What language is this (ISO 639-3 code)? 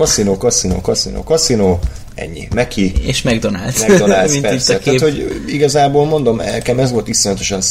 hun